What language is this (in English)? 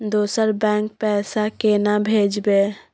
Maithili